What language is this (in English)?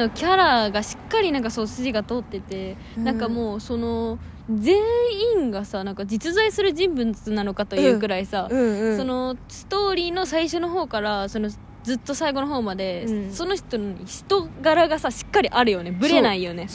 Japanese